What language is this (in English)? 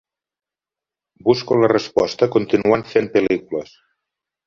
Catalan